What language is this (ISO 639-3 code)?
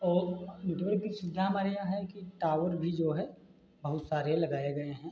hin